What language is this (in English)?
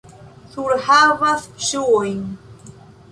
Esperanto